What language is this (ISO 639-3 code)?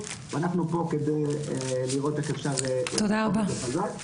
heb